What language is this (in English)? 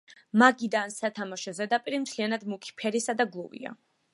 Georgian